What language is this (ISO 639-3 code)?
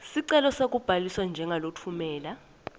ssw